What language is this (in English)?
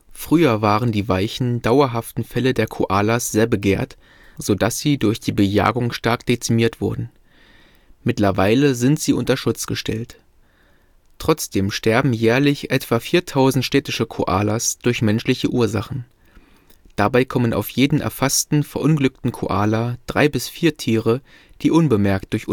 German